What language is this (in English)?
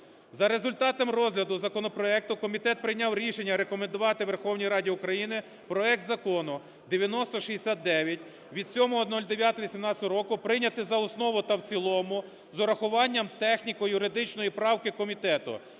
Ukrainian